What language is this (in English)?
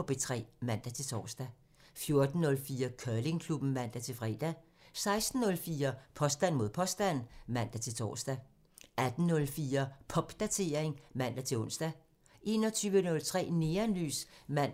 Danish